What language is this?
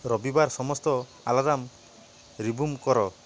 Odia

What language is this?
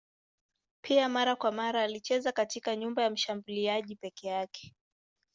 Swahili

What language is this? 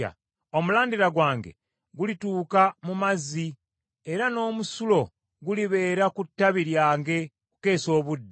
Ganda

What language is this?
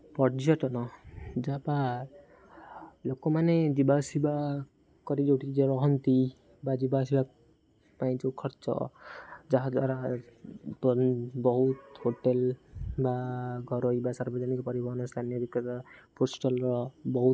Odia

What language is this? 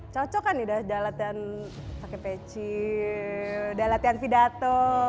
Indonesian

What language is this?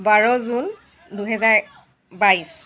Assamese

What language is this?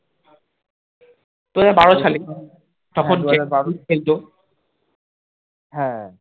Bangla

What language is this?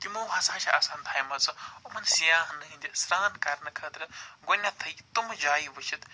Kashmiri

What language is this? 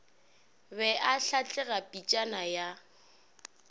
Northern Sotho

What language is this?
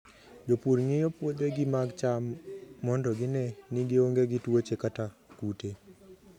Luo (Kenya and Tanzania)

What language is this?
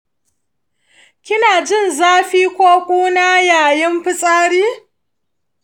Hausa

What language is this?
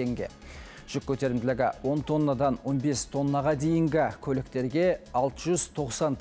Turkish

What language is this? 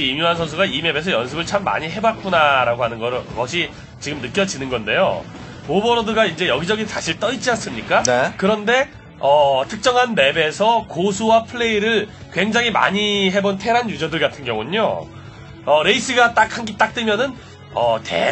Korean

